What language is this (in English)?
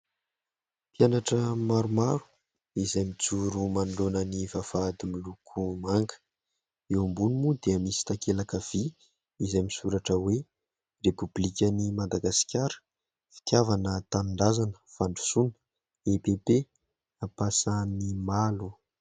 Malagasy